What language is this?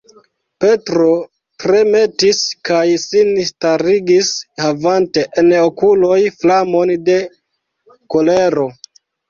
Esperanto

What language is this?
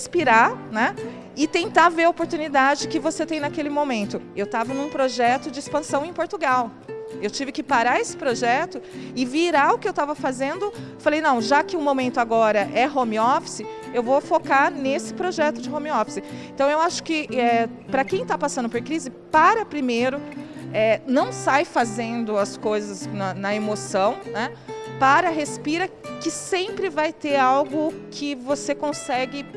Portuguese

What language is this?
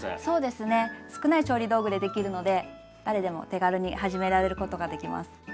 Japanese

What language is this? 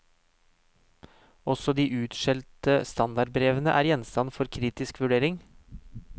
Norwegian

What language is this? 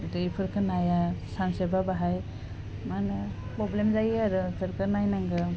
Bodo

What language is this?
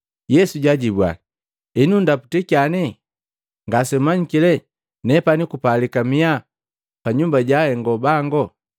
Matengo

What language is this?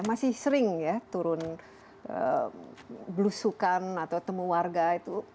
Indonesian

